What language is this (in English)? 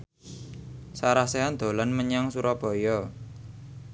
Javanese